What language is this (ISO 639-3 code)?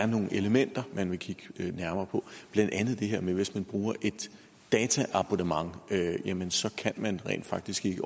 dan